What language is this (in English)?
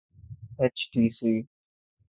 Urdu